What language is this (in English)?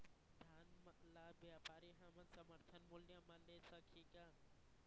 Chhattisgarhi